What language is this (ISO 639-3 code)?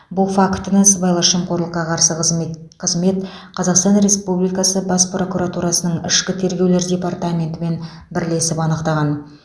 kaz